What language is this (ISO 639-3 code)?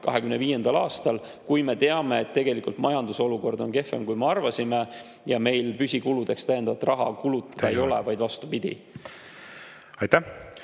est